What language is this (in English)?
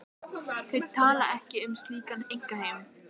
Icelandic